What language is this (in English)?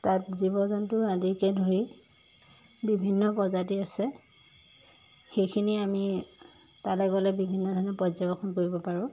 Assamese